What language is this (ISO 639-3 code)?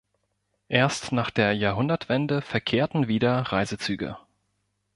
deu